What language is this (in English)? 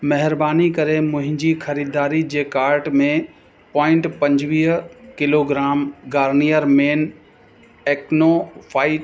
Sindhi